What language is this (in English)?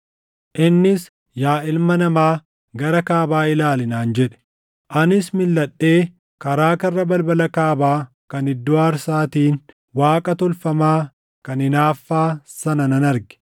Oromo